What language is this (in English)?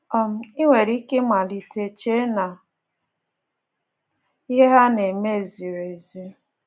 Igbo